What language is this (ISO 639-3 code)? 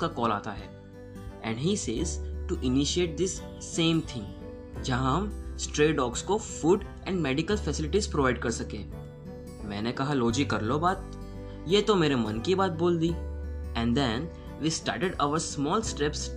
hin